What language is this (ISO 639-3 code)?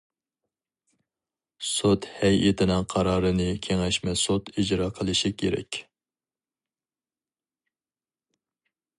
uig